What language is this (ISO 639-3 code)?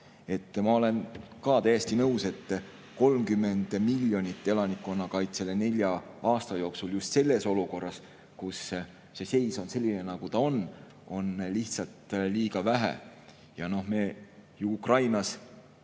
est